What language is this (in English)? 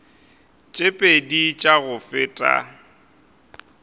Northern Sotho